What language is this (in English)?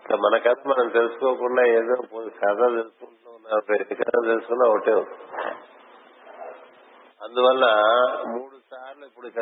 Telugu